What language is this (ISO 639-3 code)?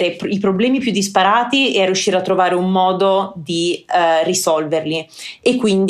ita